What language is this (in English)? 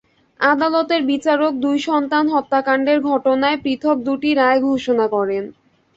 Bangla